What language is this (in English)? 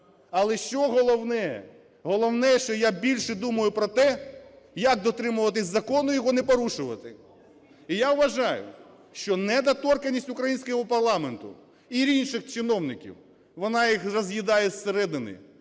Ukrainian